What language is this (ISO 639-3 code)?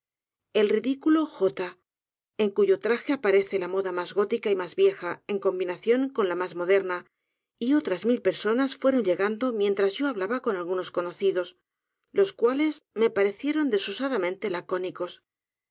spa